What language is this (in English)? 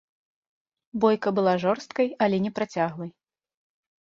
Belarusian